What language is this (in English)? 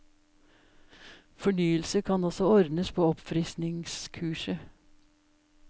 Norwegian